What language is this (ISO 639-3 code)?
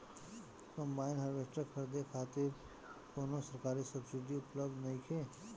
bho